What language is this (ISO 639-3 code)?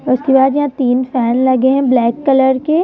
hin